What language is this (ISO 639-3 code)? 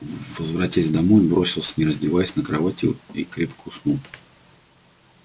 rus